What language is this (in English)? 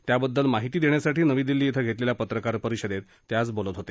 Marathi